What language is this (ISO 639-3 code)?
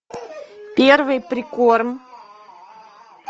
rus